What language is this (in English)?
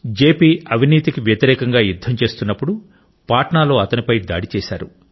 Telugu